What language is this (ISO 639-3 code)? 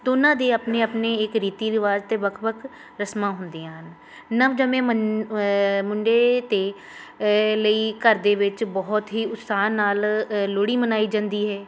pan